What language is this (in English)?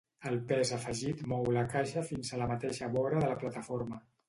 Catalan